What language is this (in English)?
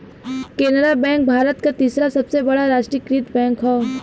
Bhojpuri